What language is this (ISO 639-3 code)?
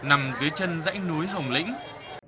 vie